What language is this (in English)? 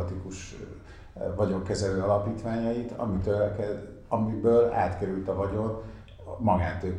Hungarian